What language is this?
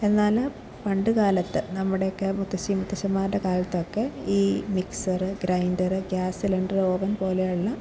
Malayalam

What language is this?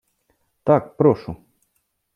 Ukrainian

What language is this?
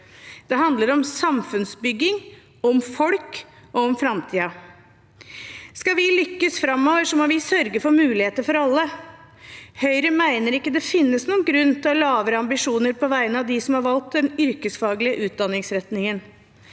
Norwegian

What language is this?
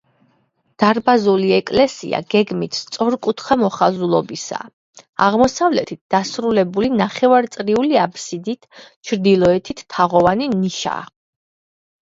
Georgian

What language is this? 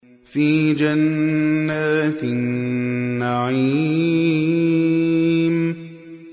Arabic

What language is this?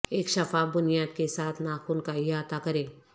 Urdu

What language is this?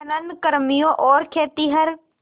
Hindi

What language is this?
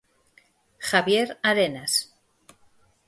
Galician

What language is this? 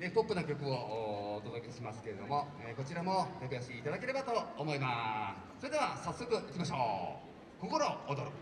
Japanese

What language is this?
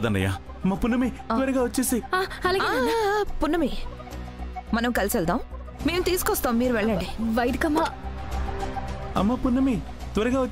Telugu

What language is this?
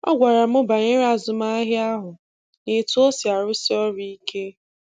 Igbo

